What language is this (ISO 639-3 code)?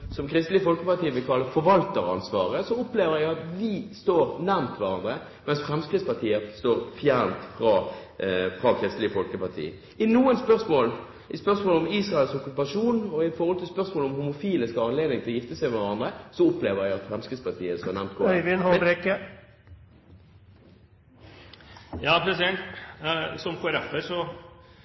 nob